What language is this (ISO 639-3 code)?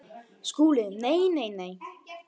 isl